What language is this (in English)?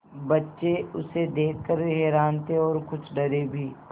Hindi